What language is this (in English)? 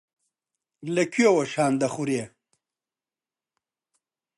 Central Kurdish